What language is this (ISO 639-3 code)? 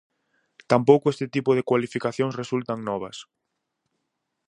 glg